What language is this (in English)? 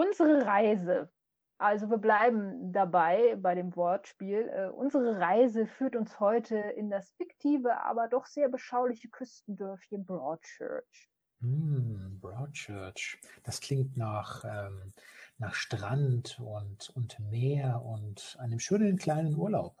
German